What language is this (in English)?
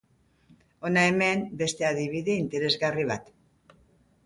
Basque